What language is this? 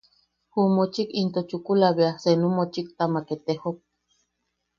Yaqui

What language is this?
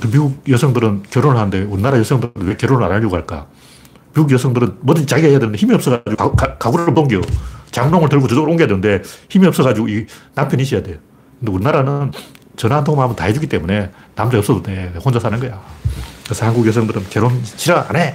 Korean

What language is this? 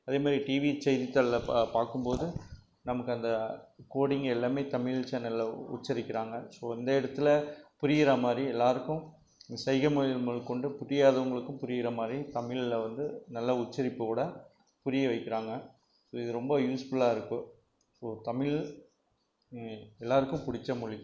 Tamil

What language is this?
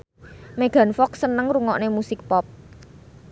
Javanese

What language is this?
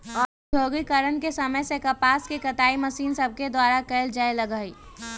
Magahi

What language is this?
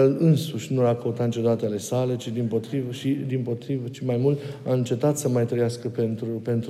Romanian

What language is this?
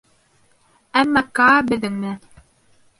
Bashkir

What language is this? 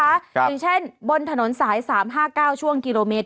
Thai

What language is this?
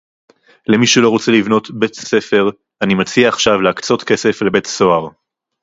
Hebrew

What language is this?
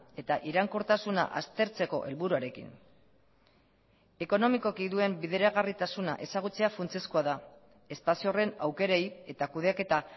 Basque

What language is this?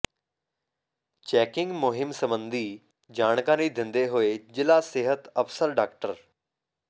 Punjabi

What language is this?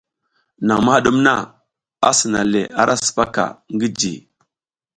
South Giziga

